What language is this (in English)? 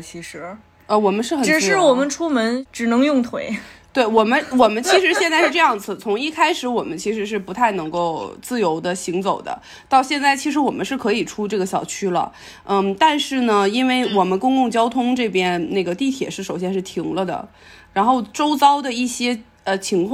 Chinese